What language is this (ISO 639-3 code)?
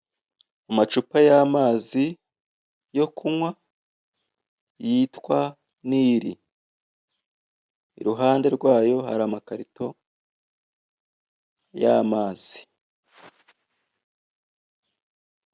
kin